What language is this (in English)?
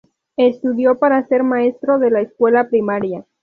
Spanish